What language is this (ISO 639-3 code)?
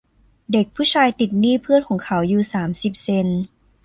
tha